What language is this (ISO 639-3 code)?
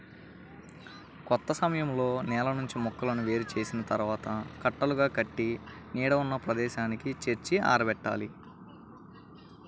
tel